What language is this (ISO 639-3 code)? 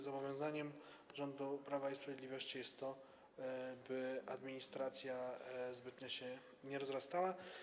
pol